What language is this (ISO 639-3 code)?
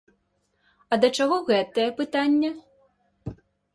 bel